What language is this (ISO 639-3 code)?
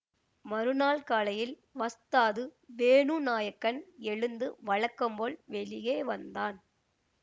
tam